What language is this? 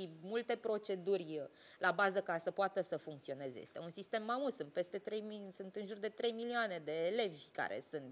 Romanian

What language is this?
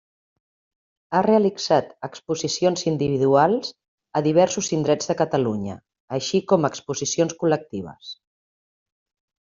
Catalan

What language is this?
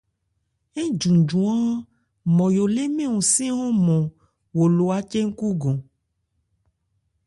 Ebrié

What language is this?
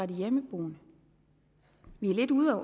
Danish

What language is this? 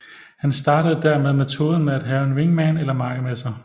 Danish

